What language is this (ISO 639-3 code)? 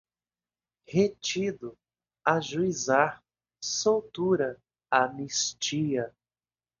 por